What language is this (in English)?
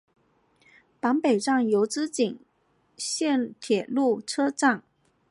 Chinese